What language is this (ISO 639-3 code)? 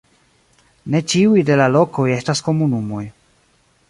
epo